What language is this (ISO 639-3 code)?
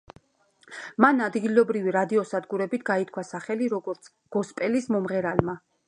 kat